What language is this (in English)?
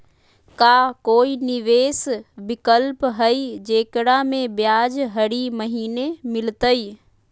Magahi